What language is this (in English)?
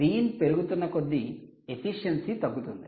Telugu